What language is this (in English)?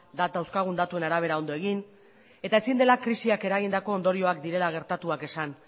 Basque